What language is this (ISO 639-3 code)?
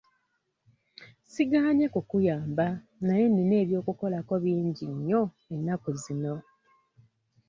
lug